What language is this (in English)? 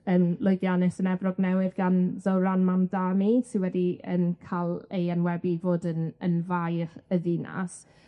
Welsh